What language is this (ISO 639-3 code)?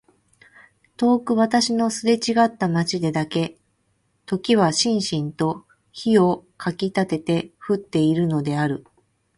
jpn